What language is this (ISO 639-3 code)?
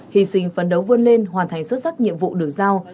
vie